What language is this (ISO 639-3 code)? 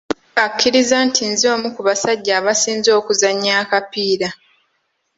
lug